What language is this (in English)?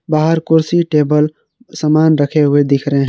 Hindi